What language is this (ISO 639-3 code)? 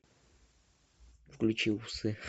rus